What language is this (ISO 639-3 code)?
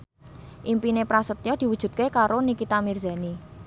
jav